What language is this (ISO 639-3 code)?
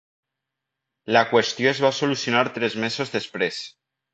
cat